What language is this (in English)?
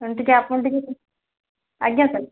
Odia